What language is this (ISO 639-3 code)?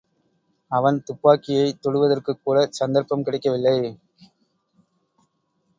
tam